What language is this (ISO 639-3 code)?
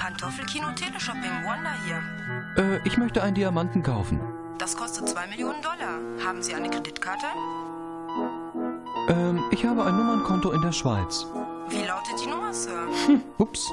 deu